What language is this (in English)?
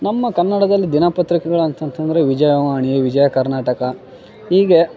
Kannada